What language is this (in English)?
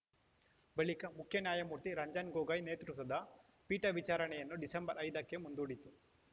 Kannada